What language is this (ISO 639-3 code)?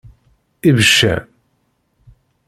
kab